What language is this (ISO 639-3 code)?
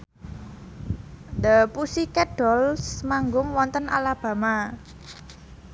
jav